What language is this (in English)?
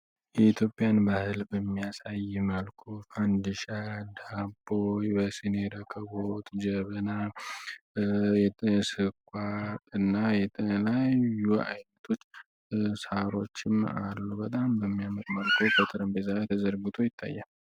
Amharic